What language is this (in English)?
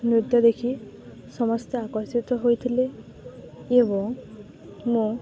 Odia